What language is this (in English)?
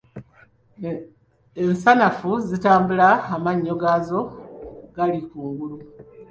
Ganda